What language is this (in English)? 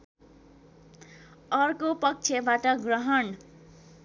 Nepali